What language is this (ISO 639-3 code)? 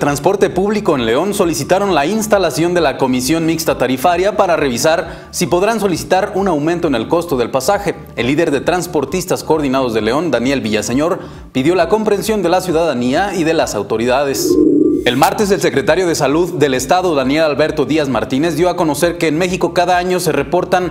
spa